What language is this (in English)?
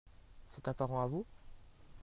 French